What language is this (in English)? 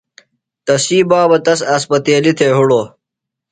Phalura